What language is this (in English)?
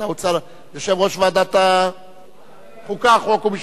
Hebrew